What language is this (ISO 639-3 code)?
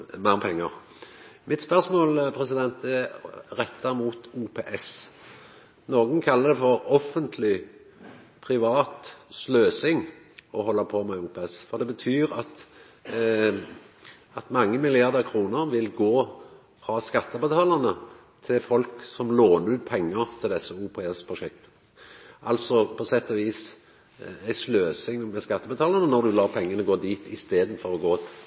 nno